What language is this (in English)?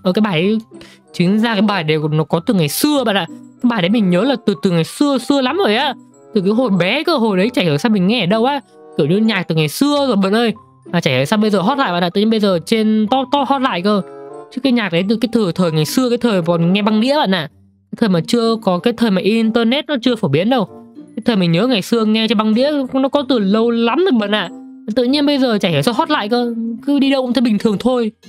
Vietnamese